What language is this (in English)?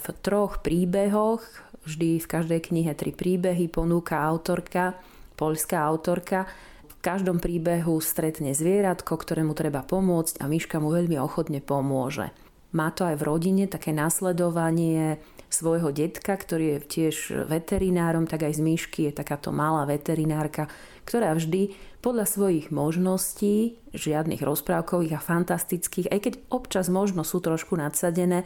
Slovak